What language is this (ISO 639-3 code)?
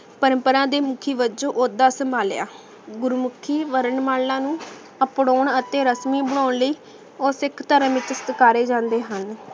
pan